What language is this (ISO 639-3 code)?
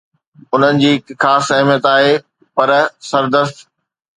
snd